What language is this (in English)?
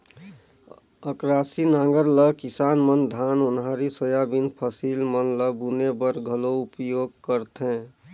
Chhattisgarhi